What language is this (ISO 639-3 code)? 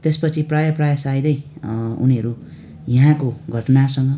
nep